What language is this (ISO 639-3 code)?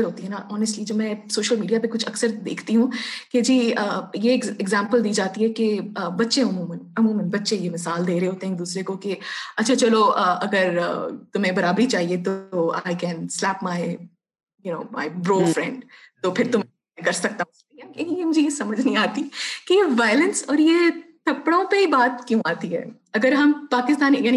urd